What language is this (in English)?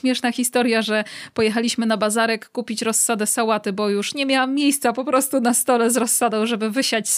Polish